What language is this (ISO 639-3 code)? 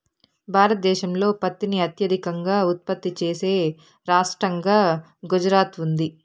tel